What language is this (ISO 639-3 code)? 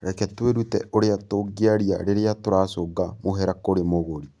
kik